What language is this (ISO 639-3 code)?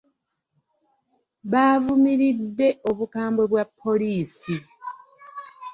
lug